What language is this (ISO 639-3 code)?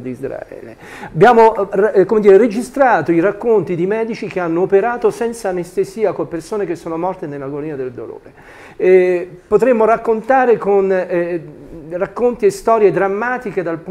ita